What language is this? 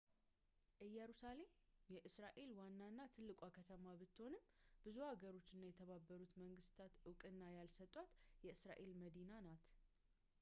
Amharic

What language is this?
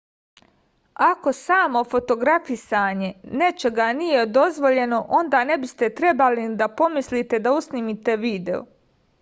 Serbian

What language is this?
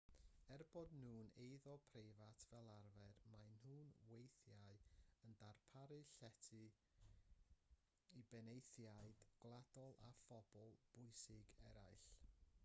Welsh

